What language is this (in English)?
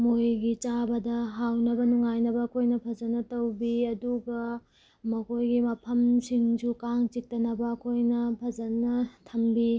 Manipuri